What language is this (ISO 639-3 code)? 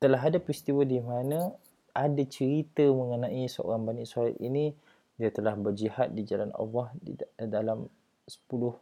msa